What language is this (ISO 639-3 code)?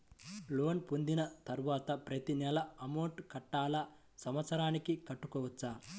tel